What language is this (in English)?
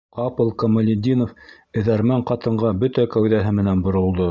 Bashkir